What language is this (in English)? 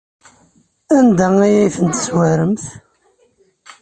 Kabyle